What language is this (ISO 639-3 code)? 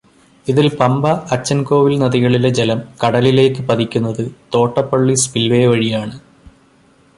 mal